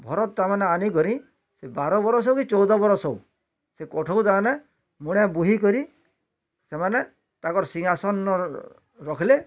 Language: Odia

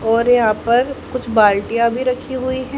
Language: Hindi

